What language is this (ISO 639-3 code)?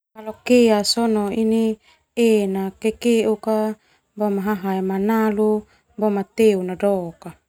twu